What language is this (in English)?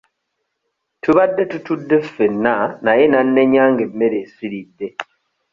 Ganda